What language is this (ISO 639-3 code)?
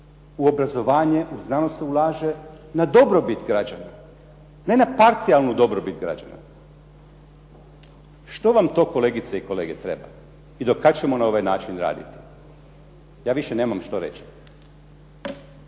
hrv